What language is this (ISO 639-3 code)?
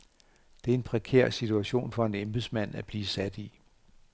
dan